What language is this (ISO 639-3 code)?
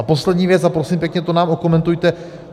ces